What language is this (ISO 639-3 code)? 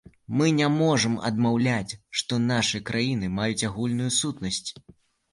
bel